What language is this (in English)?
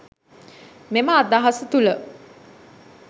Sinhala